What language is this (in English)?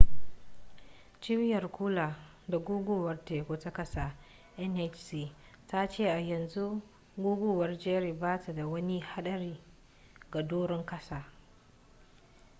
Hausa